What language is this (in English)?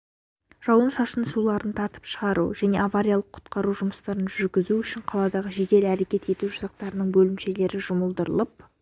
Kazakh